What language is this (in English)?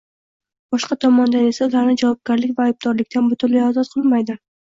Uzbek